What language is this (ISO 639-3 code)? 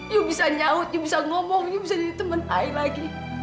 ind